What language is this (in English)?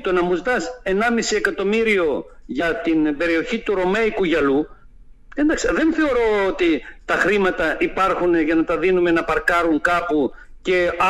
Greek